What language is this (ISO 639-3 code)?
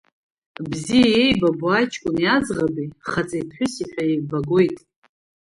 abk